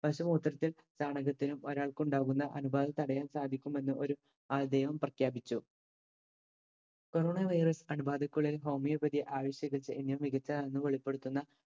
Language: Malayalam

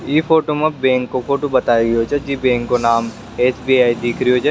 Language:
Rajasthani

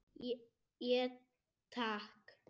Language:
Icelandic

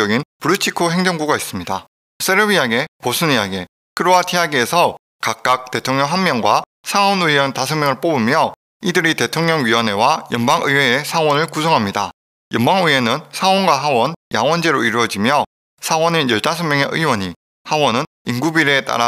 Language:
Korean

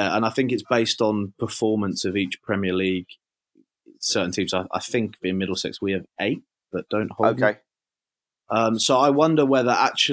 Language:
English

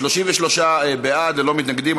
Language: Hebrew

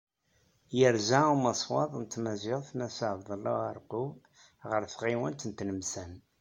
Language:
Kabyle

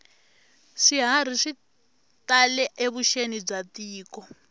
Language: Tsonga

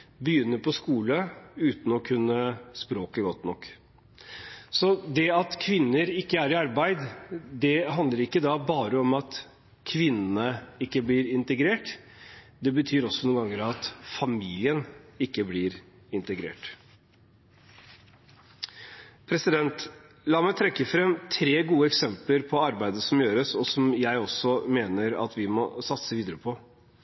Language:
Norwegian Bokmål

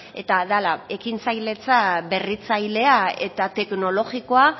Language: Basque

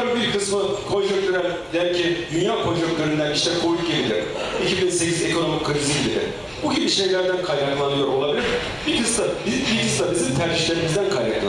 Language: Turkish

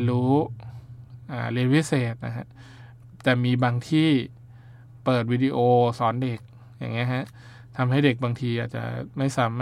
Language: Thai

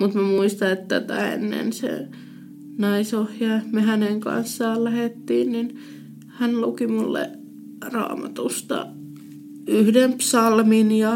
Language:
Finnish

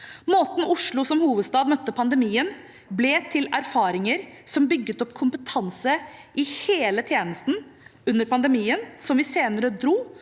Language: Norwegian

